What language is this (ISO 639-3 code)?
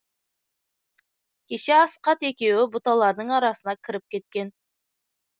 kaz